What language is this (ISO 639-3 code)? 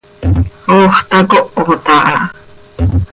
sei